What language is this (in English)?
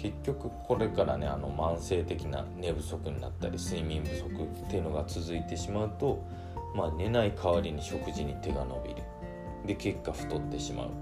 Japanese